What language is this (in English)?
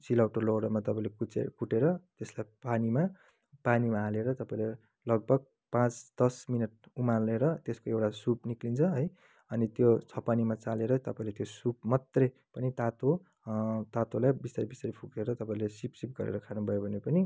Nepali